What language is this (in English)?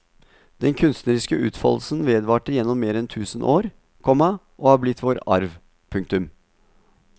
Norwegian